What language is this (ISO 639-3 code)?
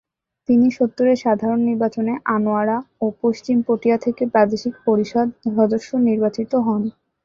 ben